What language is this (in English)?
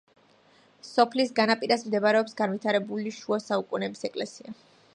Georgian